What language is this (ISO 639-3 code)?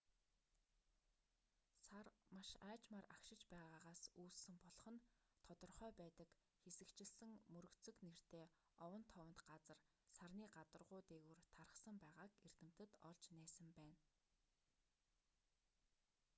mon